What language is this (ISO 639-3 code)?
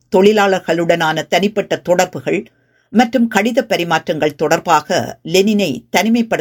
tam